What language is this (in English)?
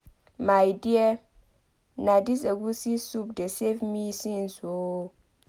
Nigerian Pidgin